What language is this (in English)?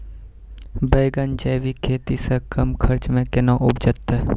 Maithili